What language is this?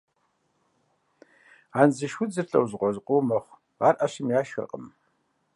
Kabardian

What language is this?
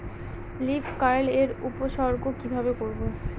Bangla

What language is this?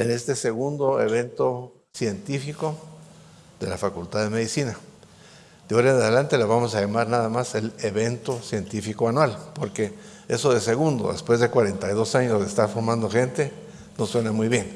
Spanish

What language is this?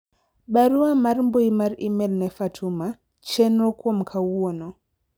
Luo (Kenya and Tanzania)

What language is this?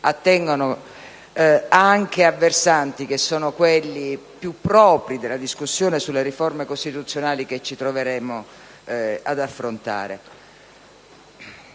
Italian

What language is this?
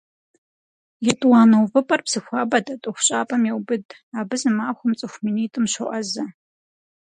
Kabardian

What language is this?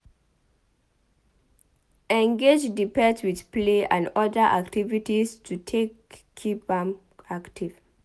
Nigerian Pidgin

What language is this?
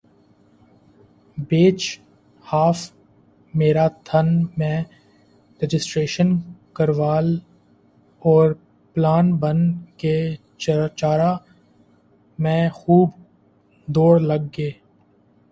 Urdu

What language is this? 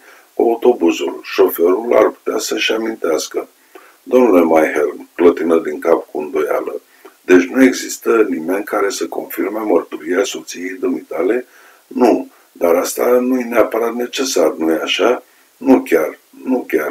Romanian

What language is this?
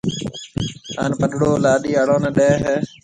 Marwari (Pakistan)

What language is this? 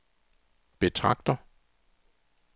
Danish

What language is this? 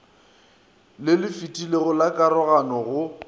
Northern Sotho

